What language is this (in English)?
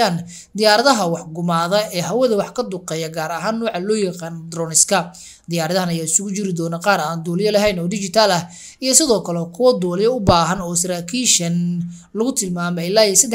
Arabic